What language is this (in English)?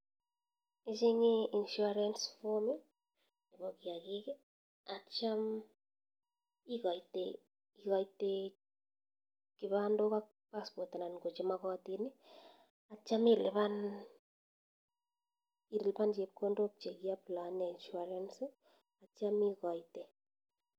Kalenjin